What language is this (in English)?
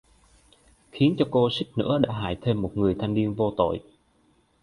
Vietnamese